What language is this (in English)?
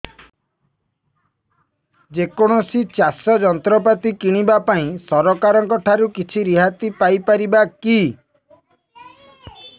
Odia